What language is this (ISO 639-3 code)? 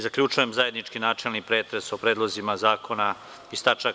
srp